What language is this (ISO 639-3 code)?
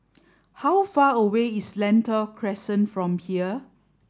eng